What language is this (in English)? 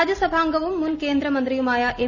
Malayalam